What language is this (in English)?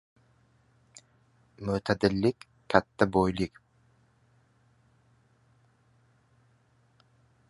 Uzbek